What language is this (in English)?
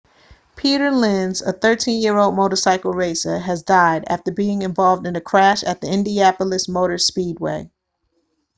English